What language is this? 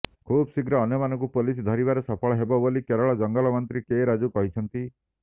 Odia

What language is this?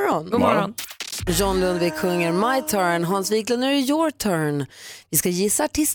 Swedish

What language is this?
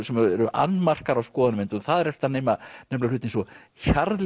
Icelandic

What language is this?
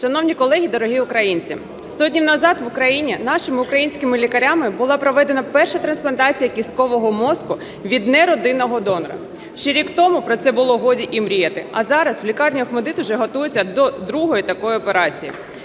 Ukrainian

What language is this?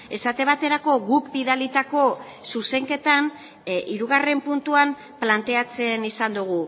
Basque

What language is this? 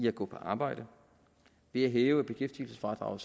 Danish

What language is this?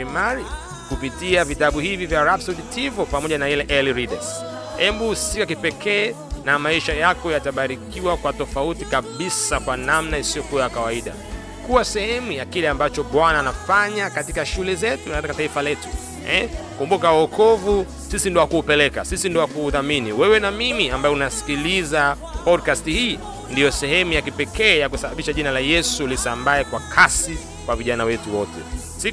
Swahili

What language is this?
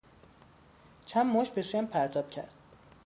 Persian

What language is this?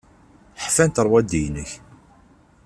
Kabyle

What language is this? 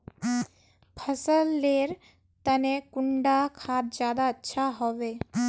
Magahi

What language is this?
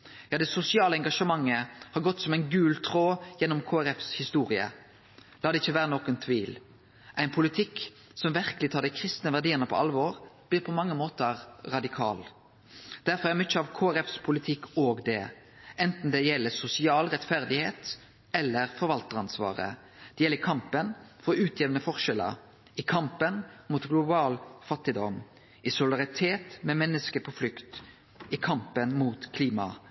Norwegian Nynorsk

